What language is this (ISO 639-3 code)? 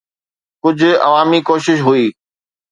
snd